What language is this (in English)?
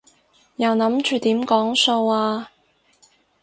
Cantonese